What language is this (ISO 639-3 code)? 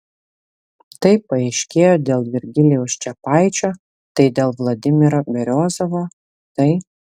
lit